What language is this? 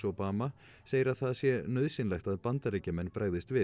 Icelandic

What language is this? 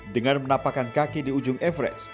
Indonesian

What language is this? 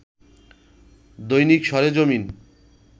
Bangla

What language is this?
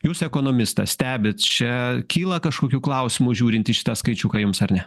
Lithuanian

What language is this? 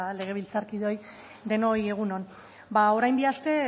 Basque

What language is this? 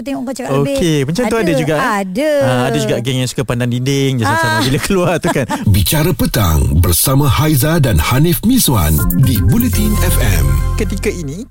Malay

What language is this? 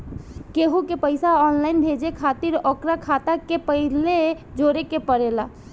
Bhojpuri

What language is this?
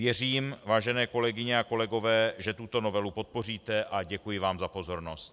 Czech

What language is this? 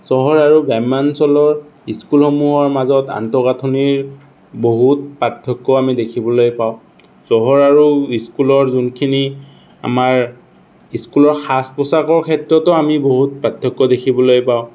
Assamese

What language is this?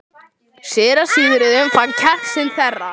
Icelandic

